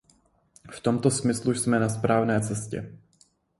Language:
Czech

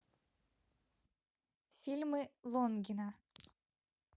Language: Russian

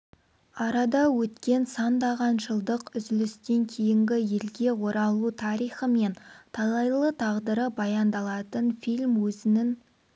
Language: Kazakh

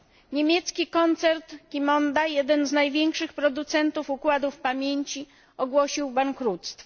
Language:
Polish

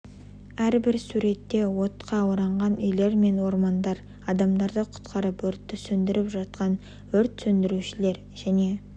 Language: Kazakh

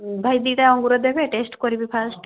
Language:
Odia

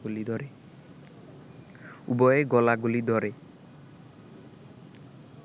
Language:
Bangla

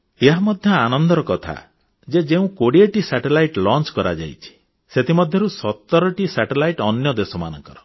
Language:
Odia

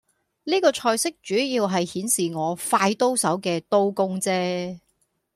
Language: Cantonese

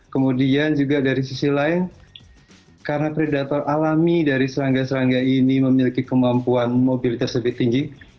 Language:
Indonesian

